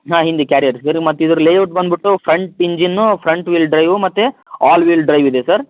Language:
Kannada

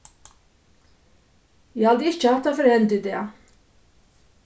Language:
Faroese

